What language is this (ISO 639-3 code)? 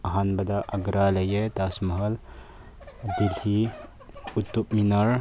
mni